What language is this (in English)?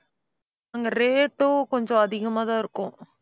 Tamil